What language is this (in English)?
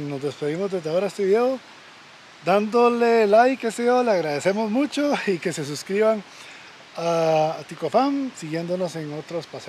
Spanish